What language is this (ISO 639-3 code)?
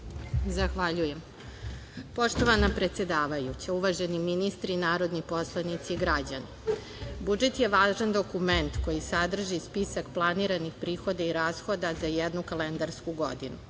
srp